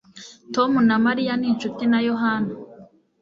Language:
Kinyarwanda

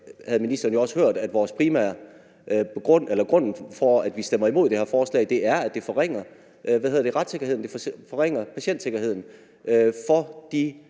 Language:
Danish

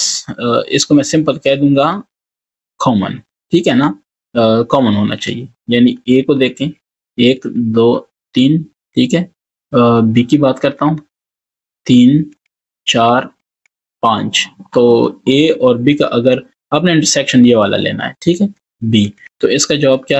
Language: Hindi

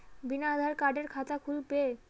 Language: Magahi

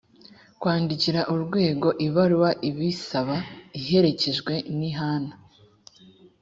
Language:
Kinyarwanda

